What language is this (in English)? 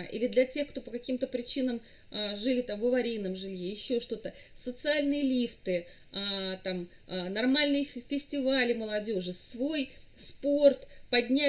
Russian